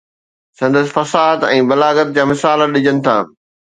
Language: Sindhi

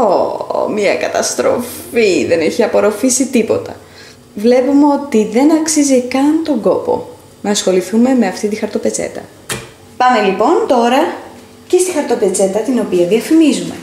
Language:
Greek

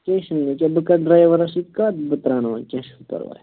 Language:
Kashmiri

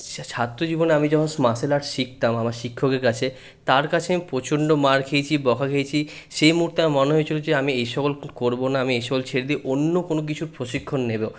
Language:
Bangla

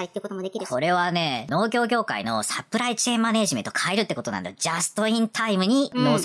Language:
Japanese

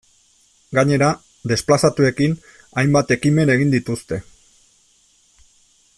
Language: Basque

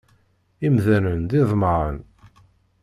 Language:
Kabyle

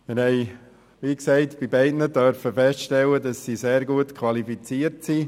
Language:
Swiss German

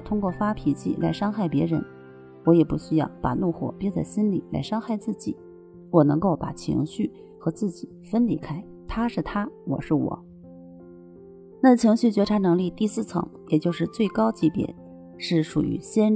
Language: Chinese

